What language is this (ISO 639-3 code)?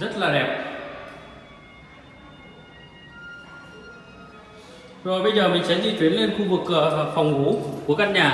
vie